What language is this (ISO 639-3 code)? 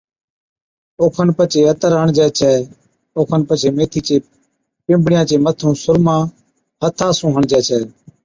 odk